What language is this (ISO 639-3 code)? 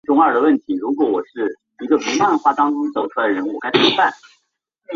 zho